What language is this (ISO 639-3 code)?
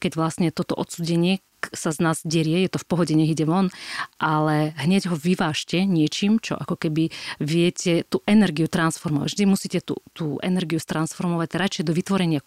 slk